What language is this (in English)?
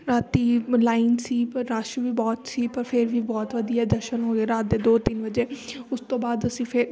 Punjabi